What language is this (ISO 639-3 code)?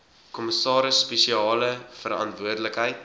afr